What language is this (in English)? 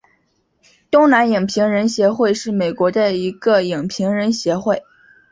Chinese